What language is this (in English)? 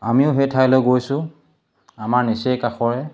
Assamese